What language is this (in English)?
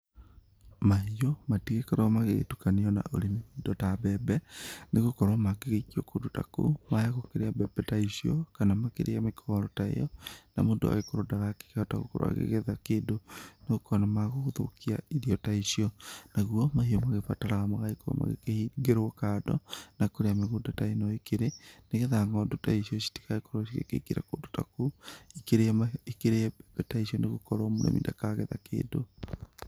Kikuyu